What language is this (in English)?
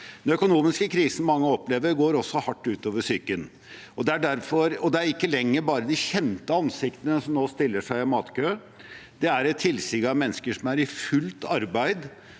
Norwegian